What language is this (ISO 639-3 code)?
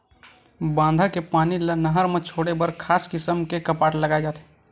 hne